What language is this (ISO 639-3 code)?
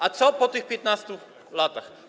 pol